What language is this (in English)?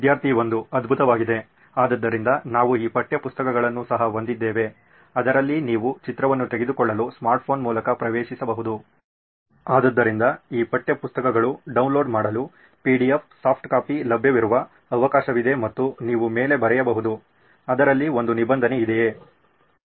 Kannada